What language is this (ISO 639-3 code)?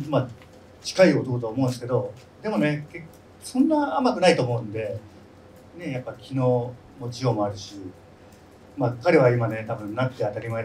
jpn